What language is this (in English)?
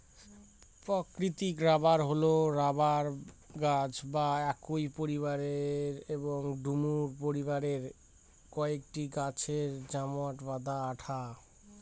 Bangla